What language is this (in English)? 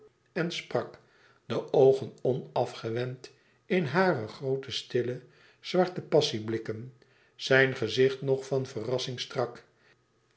Dutch